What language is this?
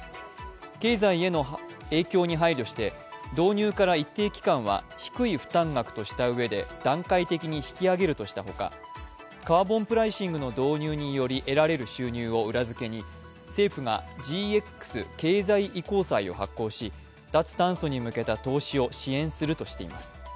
Japanese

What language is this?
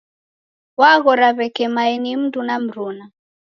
Taita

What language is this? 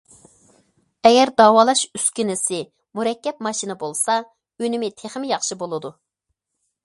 Uyghur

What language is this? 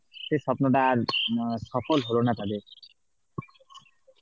Bangla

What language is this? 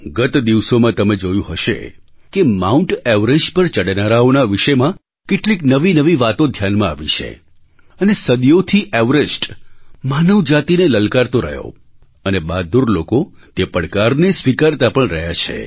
Gujarati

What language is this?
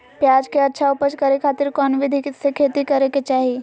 Magahi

